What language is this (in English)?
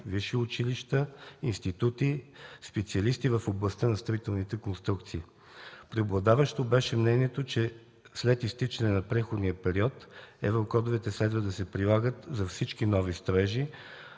Bulgarian